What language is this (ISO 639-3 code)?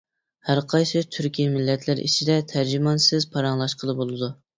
uig